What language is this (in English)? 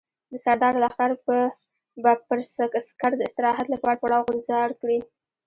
Pashto